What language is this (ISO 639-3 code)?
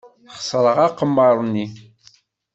kab